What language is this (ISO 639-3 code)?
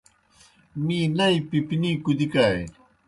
plk